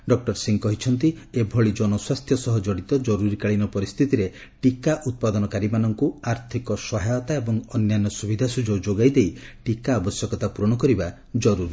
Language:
Odia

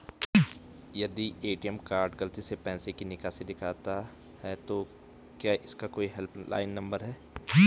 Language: Hindi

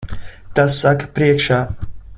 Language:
Latvian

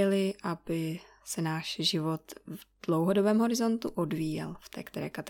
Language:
Czech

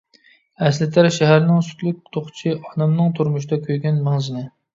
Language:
Uyghur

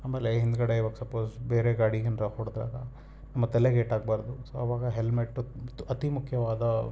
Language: Kannada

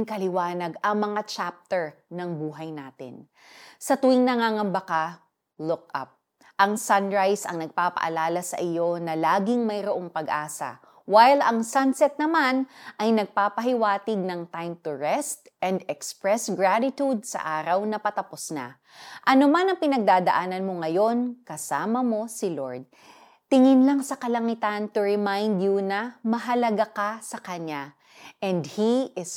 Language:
Filipino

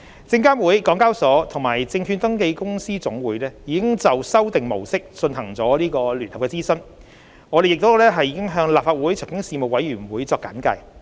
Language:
Cantonese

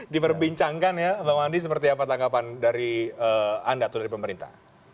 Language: Indonesian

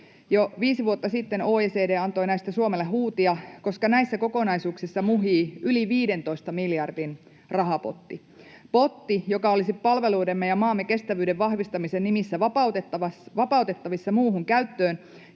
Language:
Finnish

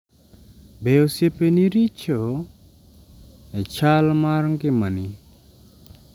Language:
Luo (Kenya and Tanzania)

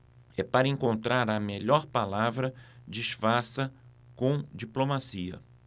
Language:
Portuguese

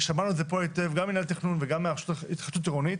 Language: Hebrew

